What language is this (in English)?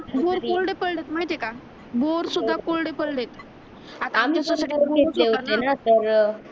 Marathi